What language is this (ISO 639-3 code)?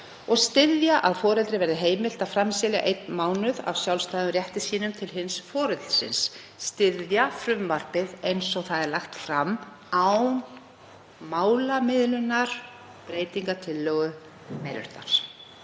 isl